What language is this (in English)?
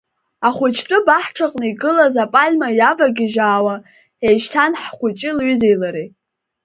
Abkhazian